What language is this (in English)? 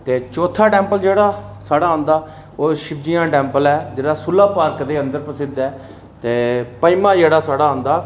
Dogri